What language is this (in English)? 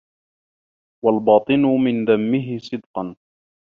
Arabic